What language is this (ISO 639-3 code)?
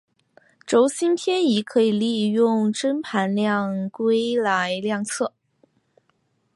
zho